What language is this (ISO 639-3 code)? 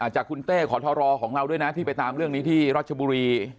tha